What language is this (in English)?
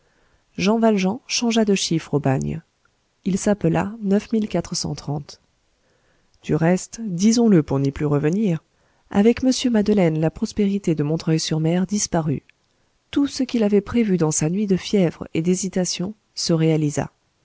French